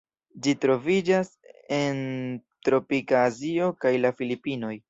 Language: Esperanto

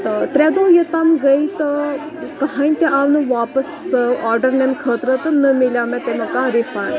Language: Kashmiri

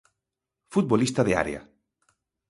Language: Galician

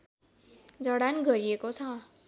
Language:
Nepali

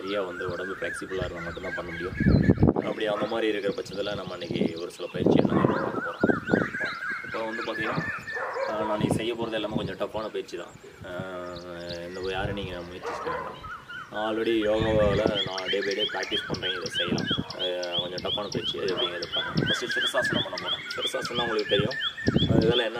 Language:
Tamil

